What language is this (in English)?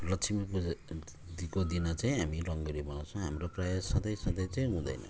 Nepali